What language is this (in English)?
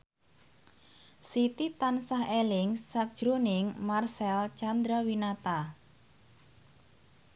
Javanese